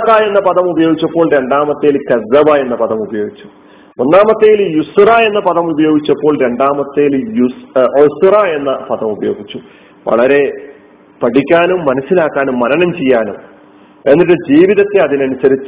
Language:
Malayalam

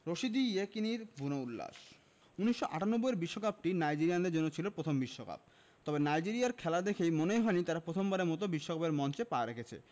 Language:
Bangla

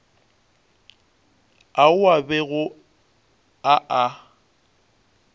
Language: Northern Sotho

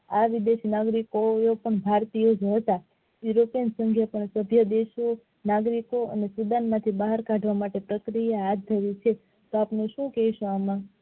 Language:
Gujarati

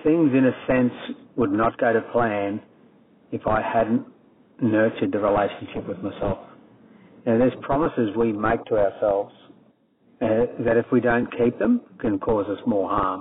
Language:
English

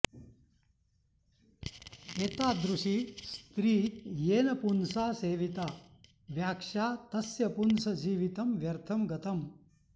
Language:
Sanskrit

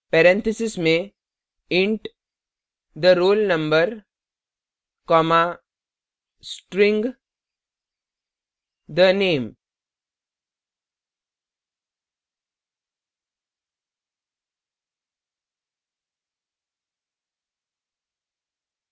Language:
Hindi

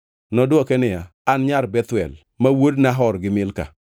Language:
Luo (Kenya and Tanzania)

